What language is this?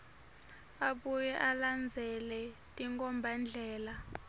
Swati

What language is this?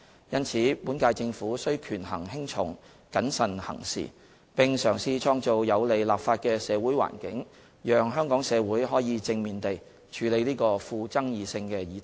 Cantonese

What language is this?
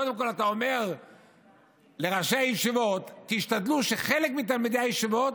Hebrew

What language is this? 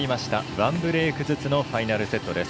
Japanese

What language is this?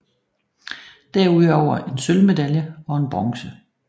Danish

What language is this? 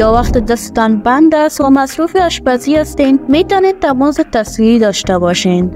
Persian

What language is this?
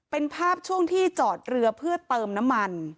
Thai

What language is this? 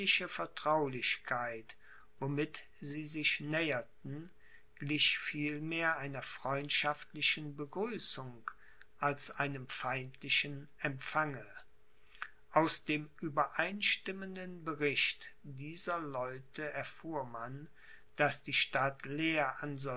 German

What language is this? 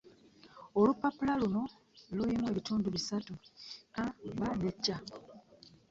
Ganda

